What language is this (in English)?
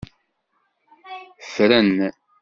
Kabyle